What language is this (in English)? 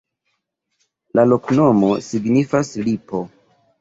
Esperanto